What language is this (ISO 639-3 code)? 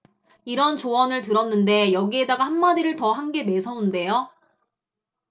kor